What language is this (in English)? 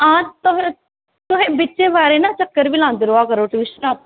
Dogri